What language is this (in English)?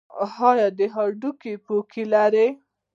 Pashto